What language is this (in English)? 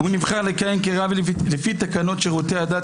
Hebrew